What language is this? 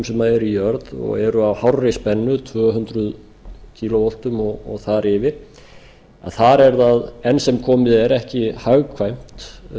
Icelandic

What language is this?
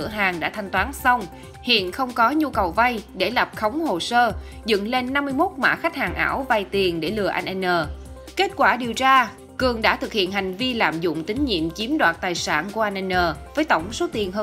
Vietnamese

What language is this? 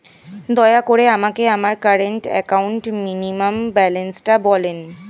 Bangla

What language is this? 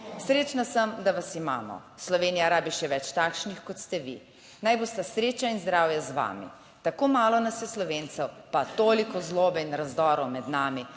Slovenian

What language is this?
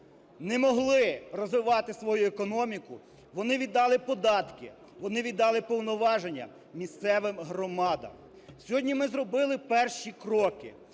Ukrainian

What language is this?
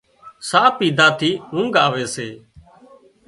Wadiyara Koli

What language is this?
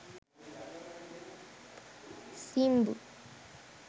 Sinhala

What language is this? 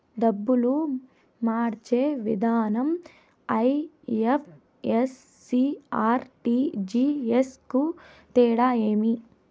Telugu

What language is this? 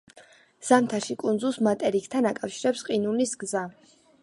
Georgian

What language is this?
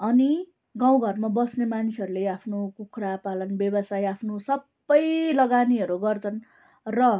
Nepali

